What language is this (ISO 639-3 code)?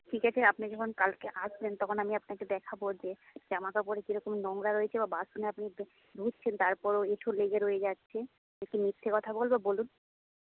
ben